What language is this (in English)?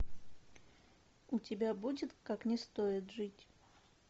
Russian